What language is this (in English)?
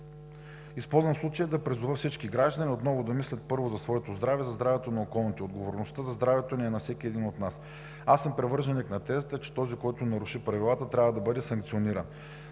Bulgarian